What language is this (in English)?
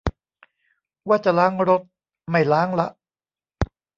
Thai